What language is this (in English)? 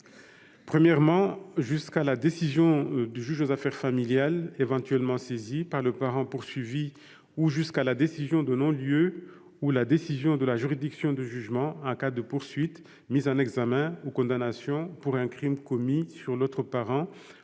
French